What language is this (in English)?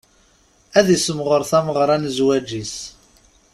Kabyle